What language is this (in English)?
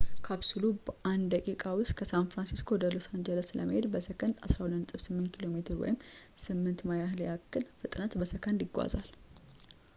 Amharic